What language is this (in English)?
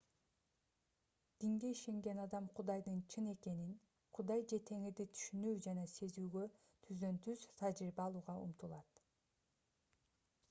Kyrgyz